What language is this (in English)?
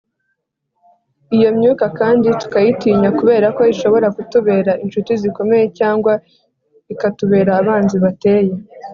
Kinyarwanda